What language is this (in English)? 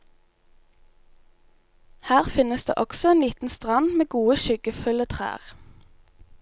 Norwegian